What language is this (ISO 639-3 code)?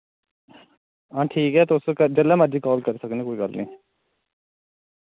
doi